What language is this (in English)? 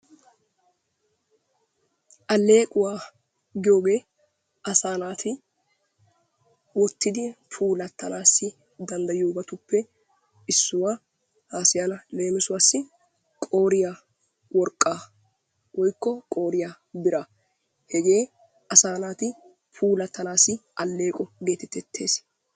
Wolaytta